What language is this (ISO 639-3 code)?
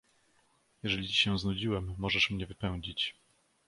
pol